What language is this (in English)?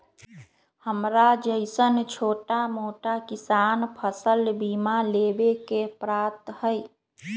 Magahi